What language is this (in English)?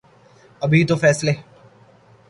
Urdu